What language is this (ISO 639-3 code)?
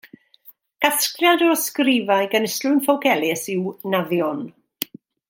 cym